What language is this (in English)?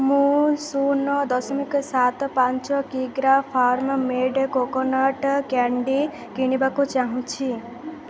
Odia